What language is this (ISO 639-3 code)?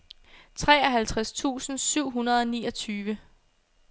dan